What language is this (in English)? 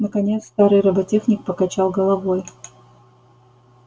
Russian